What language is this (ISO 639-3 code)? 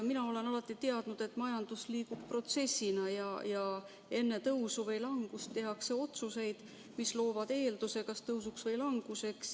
est